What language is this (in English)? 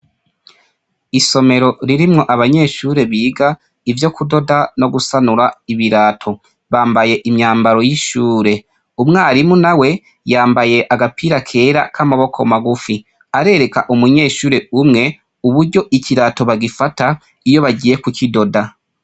Rundi